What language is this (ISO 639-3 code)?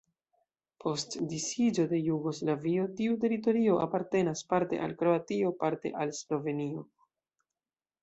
epo